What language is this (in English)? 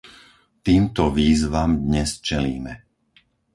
Slovak